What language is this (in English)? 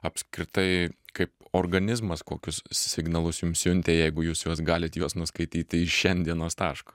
Lithuanian